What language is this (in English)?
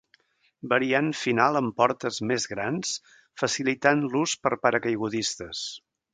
Catalan